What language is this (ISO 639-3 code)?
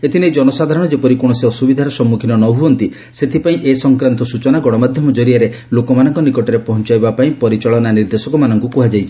ori